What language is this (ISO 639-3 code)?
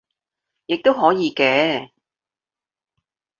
yue